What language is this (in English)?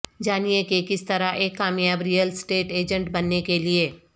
Urdu